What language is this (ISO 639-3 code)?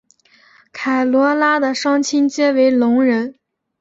zho